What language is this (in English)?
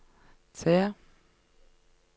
Norwegian